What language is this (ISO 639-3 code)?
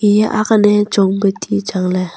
nnp